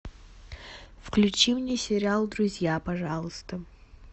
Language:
Russian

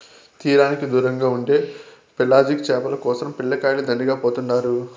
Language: Telugu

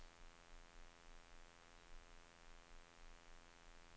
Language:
Swedish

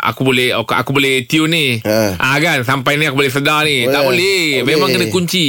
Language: Malay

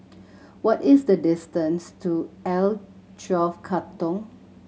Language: English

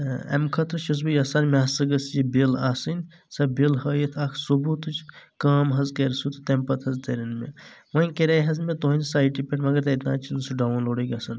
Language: Kashmiri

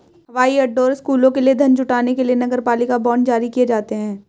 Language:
Hindi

